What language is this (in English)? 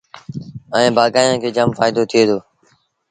Sindhi Bhil